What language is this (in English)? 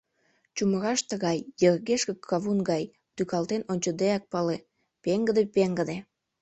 Mari